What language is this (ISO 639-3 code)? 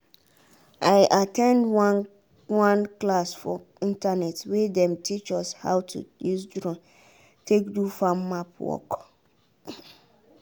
pcm